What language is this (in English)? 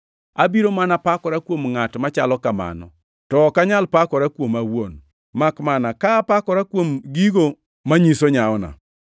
Luo (Kenya and Tanzania)